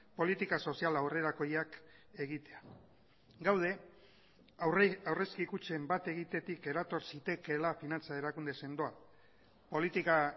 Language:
Basque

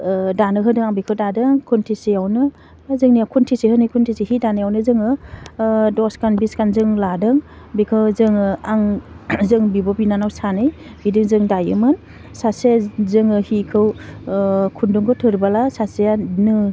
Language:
Bodo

